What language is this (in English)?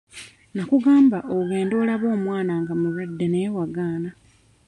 Ganda